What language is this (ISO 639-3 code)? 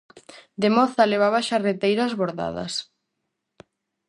glg